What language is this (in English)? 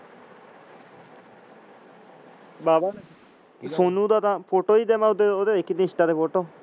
Punjabi